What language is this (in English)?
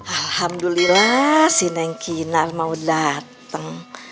Indonesian